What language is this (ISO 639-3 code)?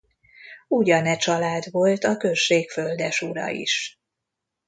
hun